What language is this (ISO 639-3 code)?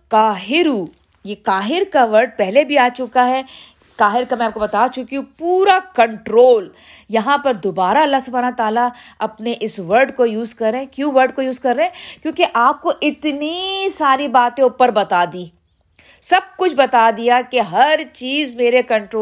urd